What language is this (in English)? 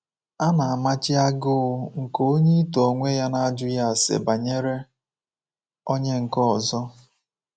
Igbo